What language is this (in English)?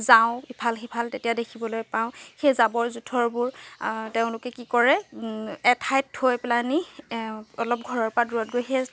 Assamese